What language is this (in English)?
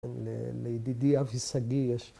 Hebrew